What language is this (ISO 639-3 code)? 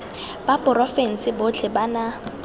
tsn